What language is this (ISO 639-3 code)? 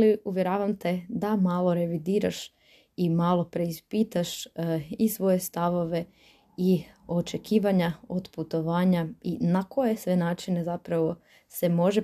hrv